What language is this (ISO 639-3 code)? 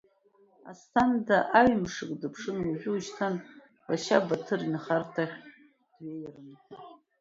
abk